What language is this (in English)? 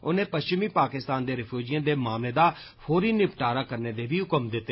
Dogri